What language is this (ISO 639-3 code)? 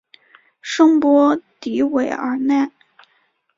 zho